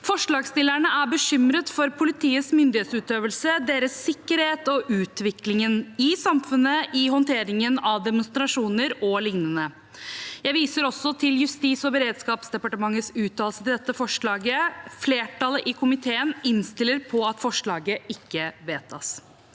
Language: Norwegian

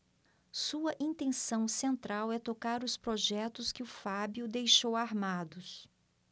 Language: Portuguese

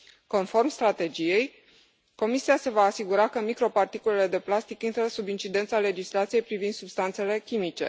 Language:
Romanian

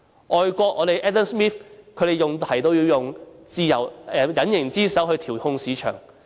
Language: Cantonese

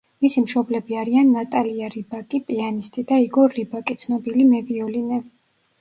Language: Georgian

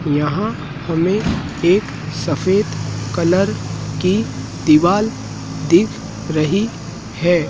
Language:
Hindi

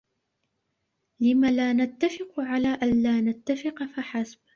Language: Arabic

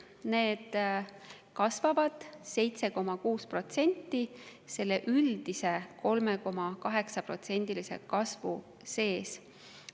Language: Estonian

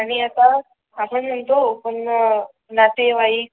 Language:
Marathi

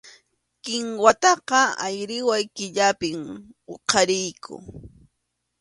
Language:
Arequipa-La Unión Quechua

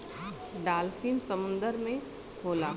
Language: Bhojpuri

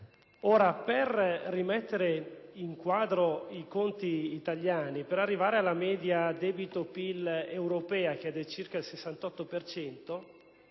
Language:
Italian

